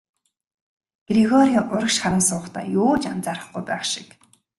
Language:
Mongolian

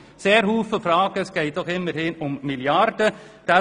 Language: Swiss German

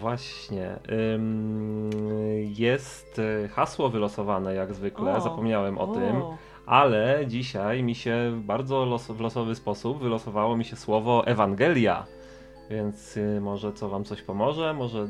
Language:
Polish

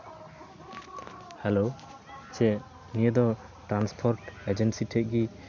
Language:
Santali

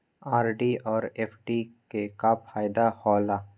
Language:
Maithili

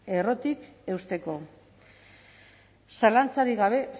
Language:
Basque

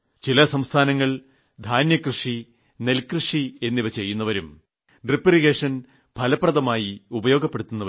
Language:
Malayalam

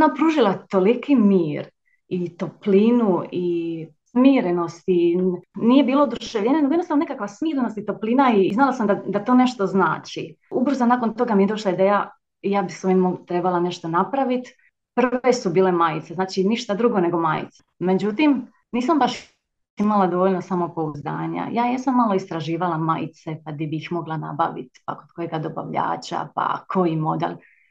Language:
Croatian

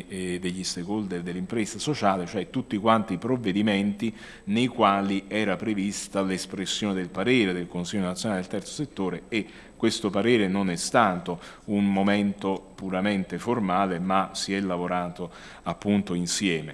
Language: Italian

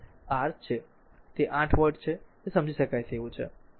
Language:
Gujarati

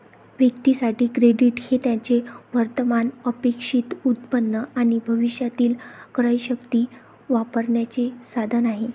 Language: Marathi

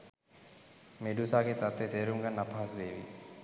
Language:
Sinhala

